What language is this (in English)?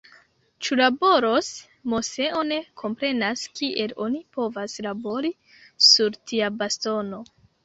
Esperanto